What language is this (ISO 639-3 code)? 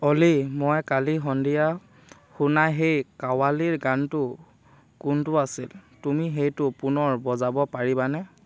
asm